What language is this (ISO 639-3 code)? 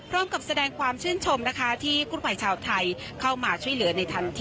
tha